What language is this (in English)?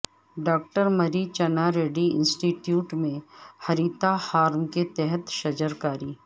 Urdu